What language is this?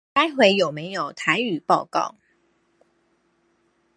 Chinese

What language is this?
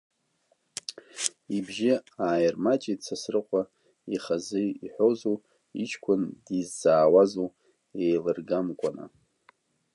Abkhazian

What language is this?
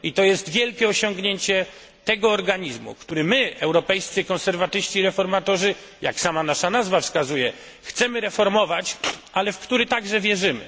Polish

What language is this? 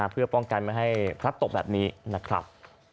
Thai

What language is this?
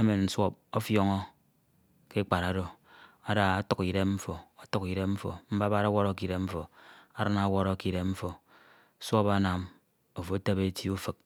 Ito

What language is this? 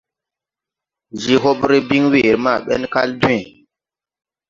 Tupuri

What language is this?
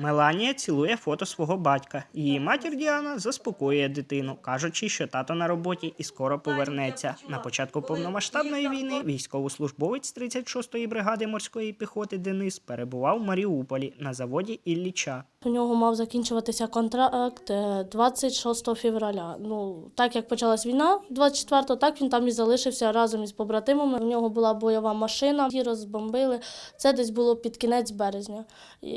Ukrainian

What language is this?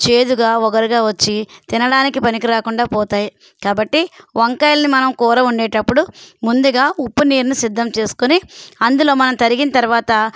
Telugu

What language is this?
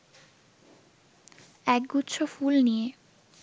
Bangla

